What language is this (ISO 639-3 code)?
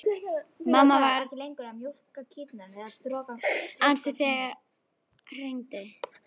isl